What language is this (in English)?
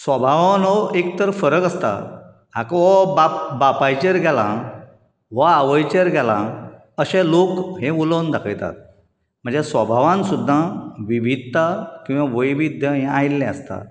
Konkani